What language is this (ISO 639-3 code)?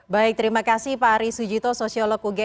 ind